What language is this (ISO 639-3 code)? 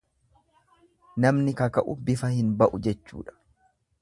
orm